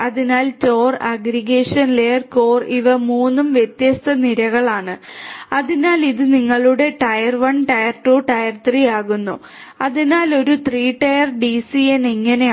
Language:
Malayalam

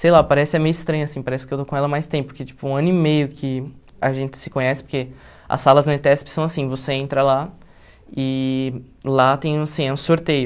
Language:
Portuguese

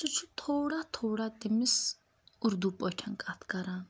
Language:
Kashmiri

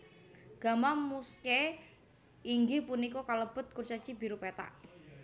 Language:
Javanese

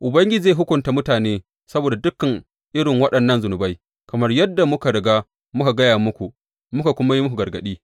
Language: Hausa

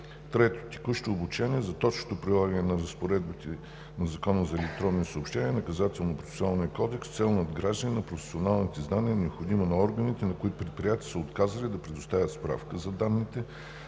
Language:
Bulgarian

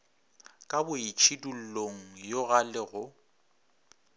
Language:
Northern Sotho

